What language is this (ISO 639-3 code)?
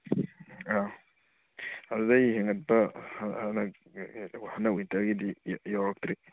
mni